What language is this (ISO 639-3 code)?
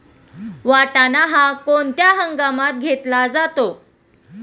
mar